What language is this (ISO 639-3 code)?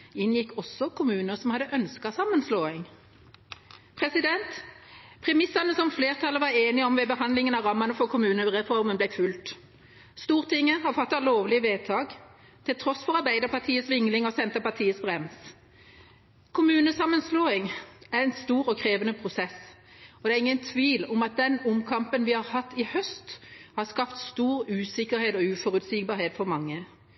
nob